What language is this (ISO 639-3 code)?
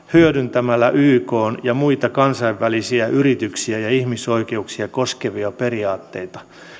fin